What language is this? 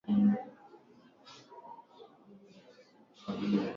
Swahili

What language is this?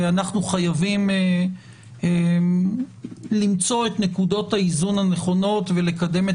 Hebrew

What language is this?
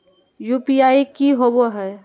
Magahi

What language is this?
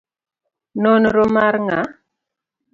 Luo (Kenya and Tanzania)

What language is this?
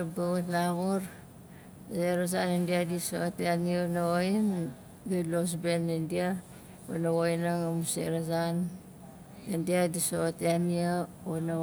Nalik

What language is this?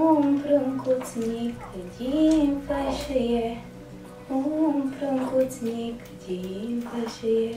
Romanian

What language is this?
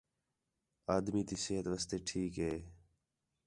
Khetrani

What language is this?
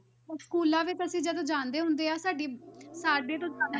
Punjabi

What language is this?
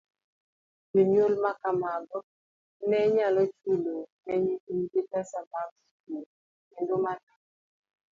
Luo (Kenya and Tanzania)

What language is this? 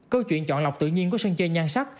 Vietnamese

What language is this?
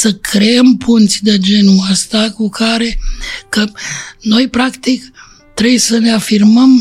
Romanian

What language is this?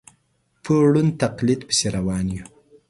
Pashto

